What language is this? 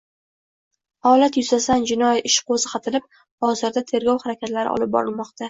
Uzbek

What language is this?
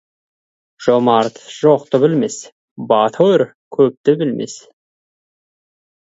Kazakh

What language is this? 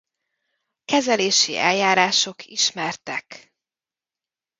Hungarian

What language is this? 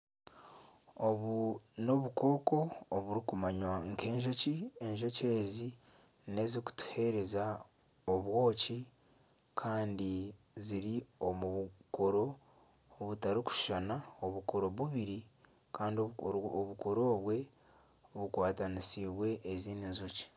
Nyankole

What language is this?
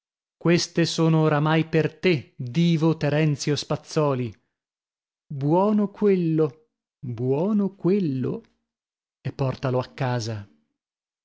Italian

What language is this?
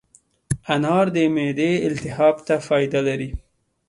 Pashto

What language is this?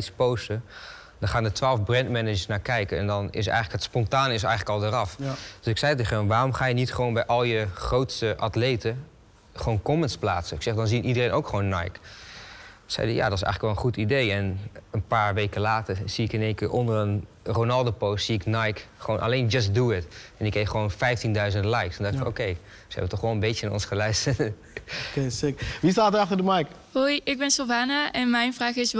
Dutch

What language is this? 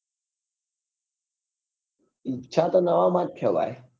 Gujarati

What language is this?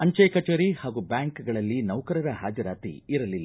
Kannada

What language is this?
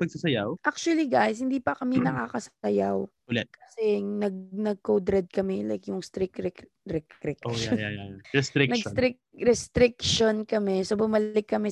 Filipino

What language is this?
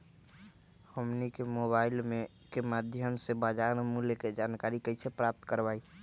Magahi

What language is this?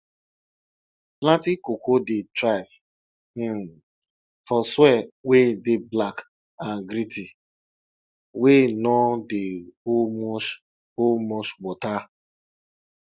Nigerian Pidgin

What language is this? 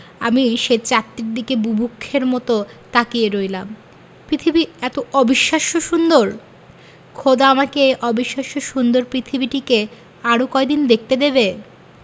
Bangla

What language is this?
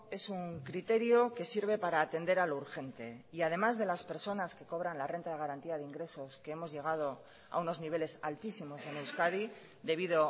Spanish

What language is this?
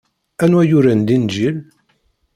Kabyle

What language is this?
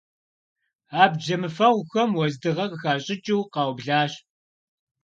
Kabardian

